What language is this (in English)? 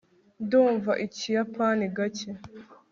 Kinyarwanda